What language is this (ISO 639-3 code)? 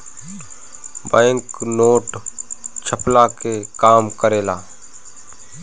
bho